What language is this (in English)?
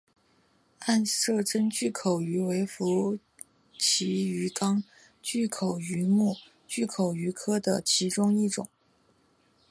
Chinese